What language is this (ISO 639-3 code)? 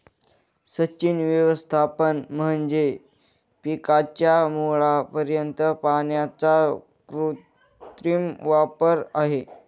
mar